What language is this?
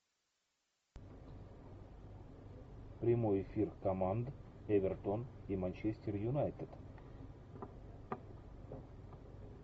Russian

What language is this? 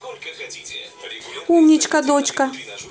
Russian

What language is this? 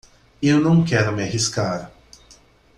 Portuguese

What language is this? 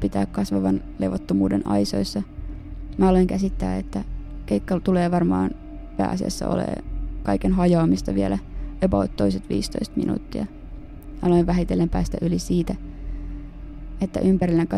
Finnish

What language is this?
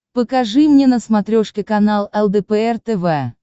Russian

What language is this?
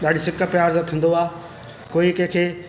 Sindhi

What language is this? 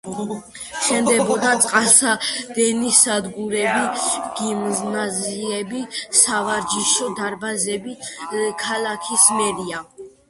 Georgian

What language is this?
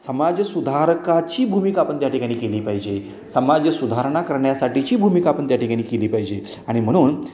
Marathi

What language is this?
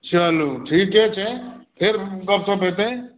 Maithili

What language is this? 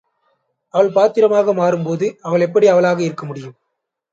Tamil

